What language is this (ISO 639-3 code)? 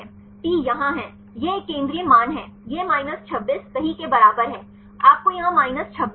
hin